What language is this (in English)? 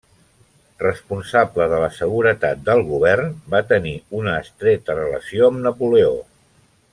Catalan